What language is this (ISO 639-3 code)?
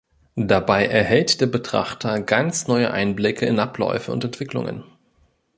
deu